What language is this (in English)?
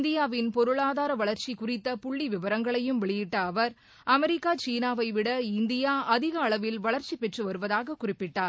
Tamil